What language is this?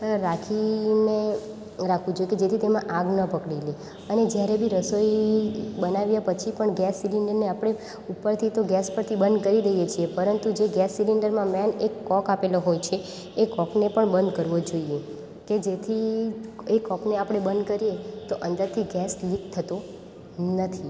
Gujarati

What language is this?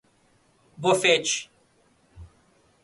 Portuguese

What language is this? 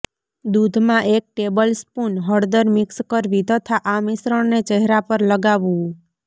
Gujarati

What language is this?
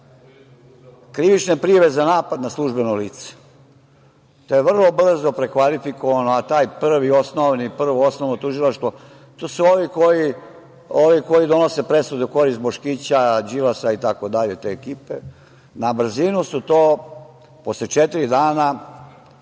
Serbian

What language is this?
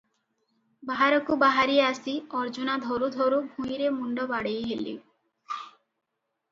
Odia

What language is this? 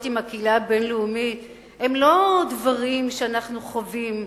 Hebrew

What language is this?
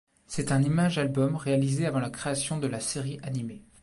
French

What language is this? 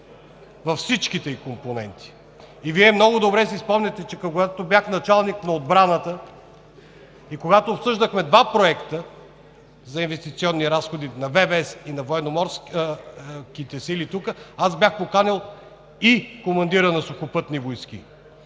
Bulgarian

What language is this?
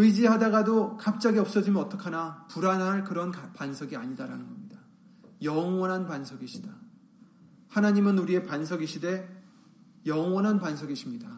Korean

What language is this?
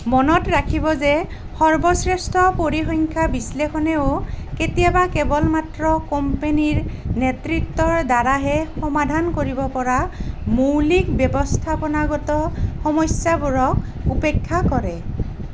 Assamese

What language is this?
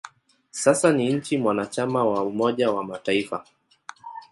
Swahili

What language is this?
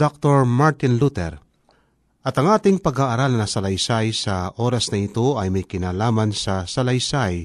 Filipino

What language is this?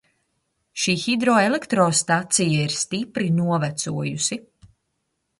Latvian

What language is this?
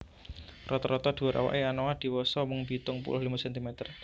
Javanese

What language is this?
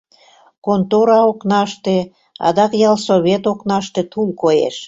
Mari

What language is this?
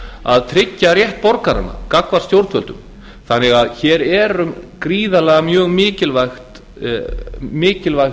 Icelandic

